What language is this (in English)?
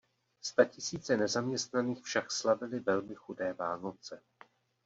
Czech